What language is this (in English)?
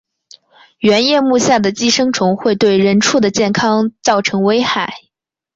Chinese